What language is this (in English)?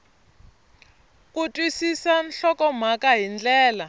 Tsonga